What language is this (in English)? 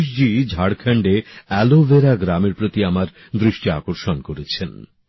Bangla